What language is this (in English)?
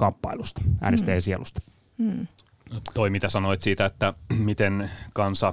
Finnish